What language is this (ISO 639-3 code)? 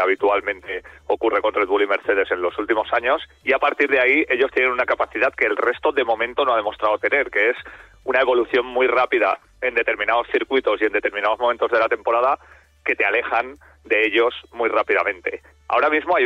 spa